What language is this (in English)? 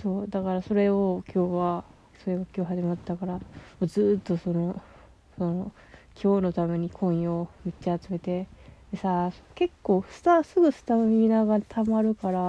Japanese